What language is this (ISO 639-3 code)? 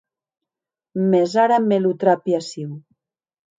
oci